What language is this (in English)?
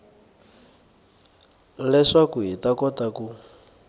Tsonga